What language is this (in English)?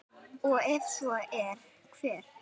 Icelandic